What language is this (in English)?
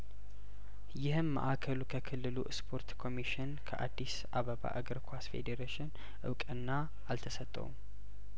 Amharic